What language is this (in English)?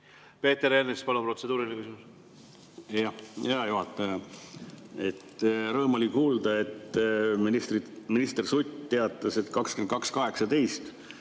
Estonian